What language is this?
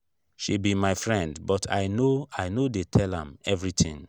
Nigerian Pidgin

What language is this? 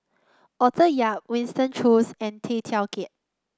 English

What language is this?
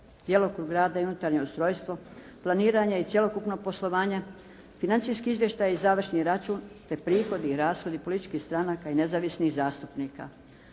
Croatian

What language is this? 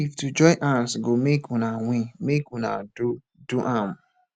Nigerian Pidgin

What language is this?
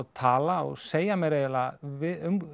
Icelandic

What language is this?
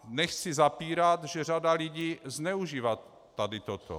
Czech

